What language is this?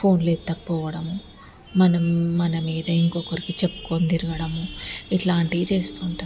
Telugu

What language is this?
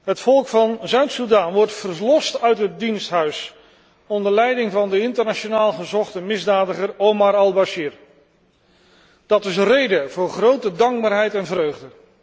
Dutch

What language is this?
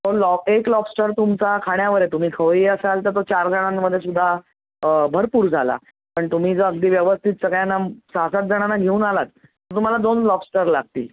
Marathi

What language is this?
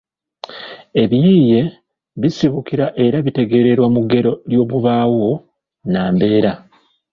Ganda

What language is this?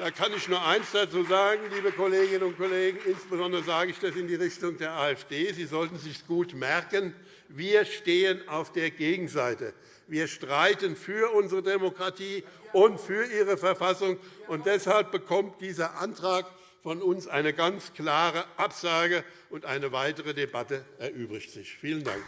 German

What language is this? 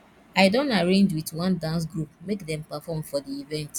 Nigerian Pidgin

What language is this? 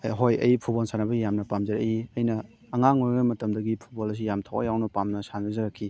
Manipuri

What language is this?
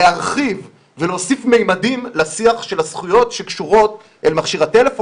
Hebrew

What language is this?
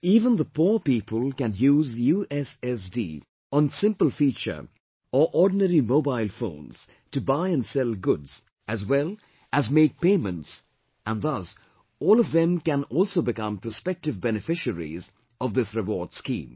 English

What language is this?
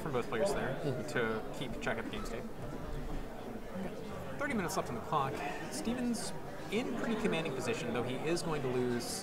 English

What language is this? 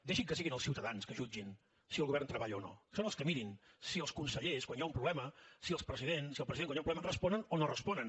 Catalan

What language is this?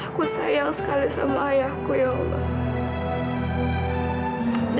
Indonesian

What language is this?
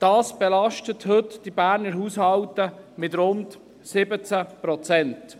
Swiss German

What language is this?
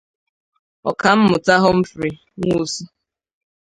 Igbo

